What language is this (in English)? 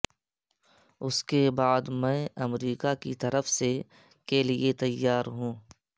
Urdu